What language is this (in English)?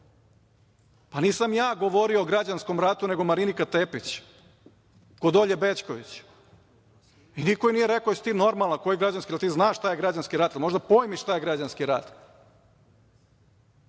Serbian